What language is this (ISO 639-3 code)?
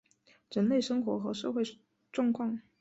zho